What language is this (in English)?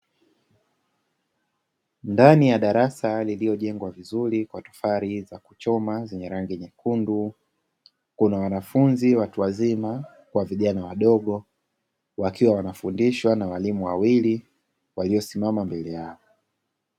Swahili